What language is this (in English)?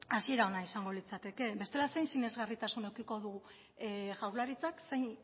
Basque